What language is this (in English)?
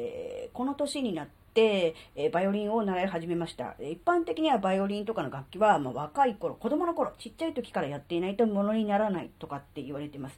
Japanese